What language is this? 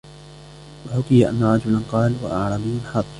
Arabic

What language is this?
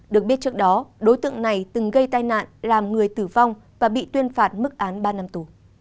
Vietnamese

